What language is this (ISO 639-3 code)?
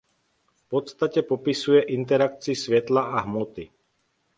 ces